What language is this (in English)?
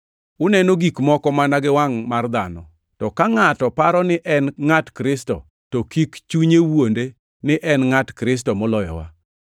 Luo (Kenya and Tanzania)